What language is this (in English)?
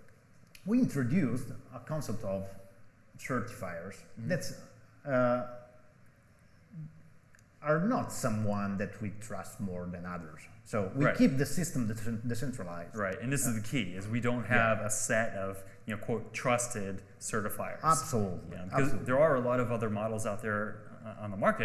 English